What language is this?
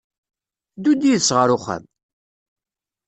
Kabyle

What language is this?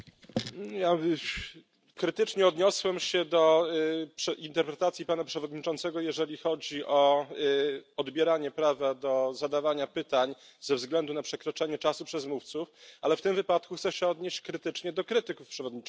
Polish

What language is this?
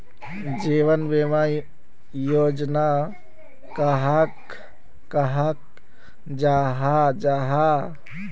Magahi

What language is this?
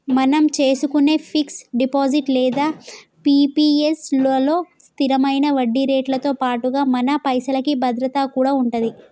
Telugu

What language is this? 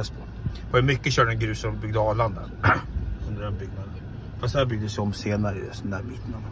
Swedish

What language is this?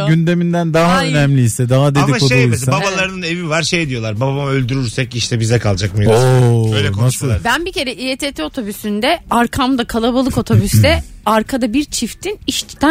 Turkish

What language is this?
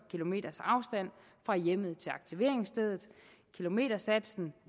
Danish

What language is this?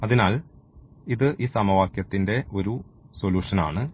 Malayalam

